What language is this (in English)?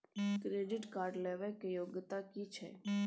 Maithili